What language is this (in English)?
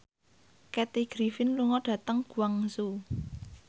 Javanese